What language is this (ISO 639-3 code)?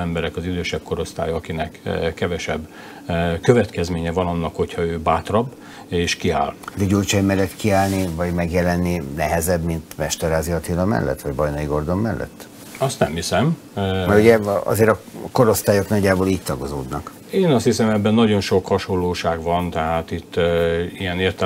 hun